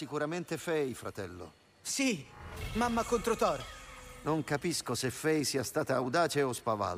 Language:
Italian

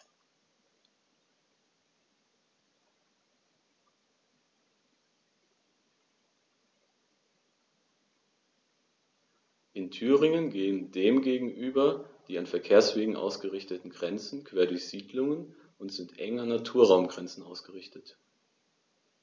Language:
German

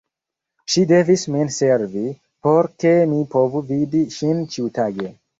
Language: Esperanto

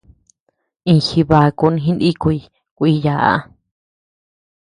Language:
Tepeuxila Cuicatec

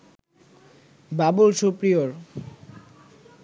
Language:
Bangla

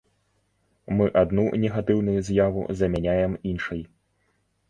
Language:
Belarusian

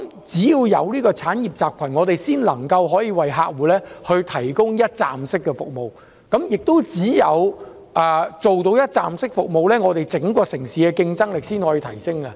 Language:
Cantonese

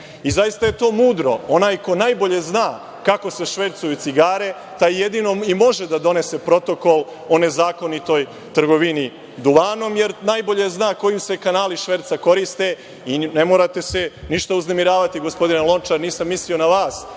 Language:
Serbian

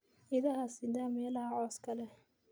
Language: Somali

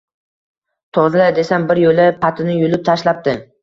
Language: Uzbek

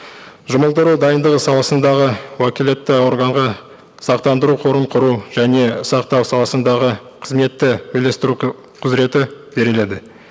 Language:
Kazakh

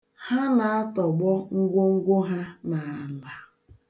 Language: Igbo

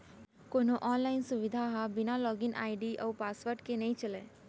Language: Chhattisgarhi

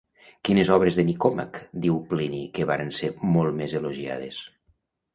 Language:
Catalan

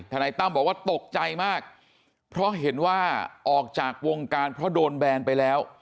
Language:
Thai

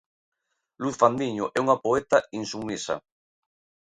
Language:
Galician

